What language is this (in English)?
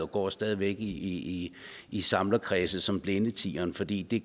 Danish